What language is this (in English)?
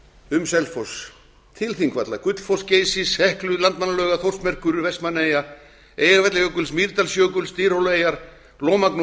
Icelandic